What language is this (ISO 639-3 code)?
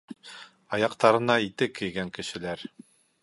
bak